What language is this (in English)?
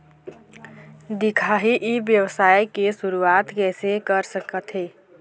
Chhattisgarhi